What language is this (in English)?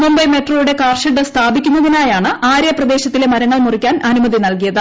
Malayalam